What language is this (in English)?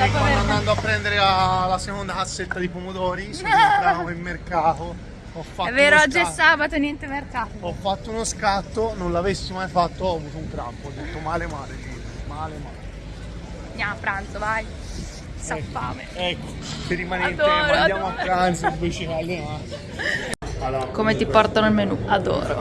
Italian